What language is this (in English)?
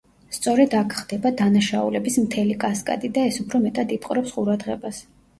Georgian